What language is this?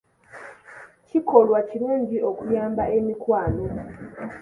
Ganda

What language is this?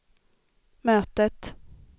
Swedish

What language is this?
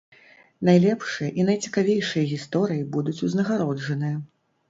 Belarusian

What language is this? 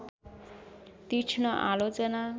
Nepali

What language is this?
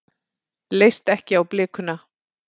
Icelandic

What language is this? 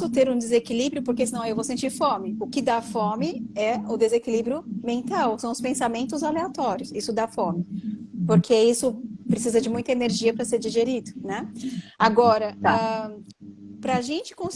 Portuguese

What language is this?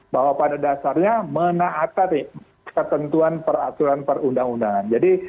Indonesian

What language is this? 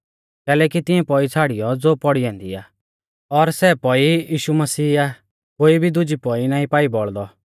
Mahasu Pahari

